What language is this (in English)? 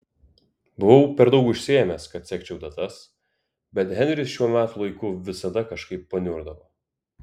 Lithuanian